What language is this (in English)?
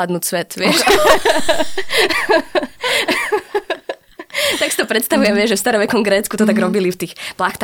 Slovak